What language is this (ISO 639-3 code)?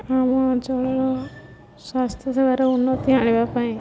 ori